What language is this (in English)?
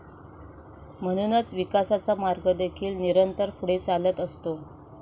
Marathi